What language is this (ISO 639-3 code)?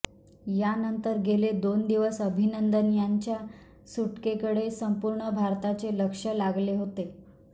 mar